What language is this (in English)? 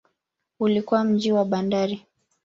Swahili